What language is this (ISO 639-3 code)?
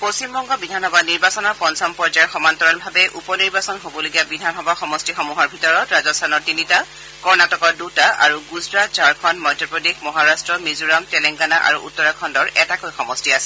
asm